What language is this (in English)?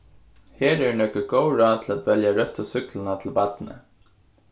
Faroese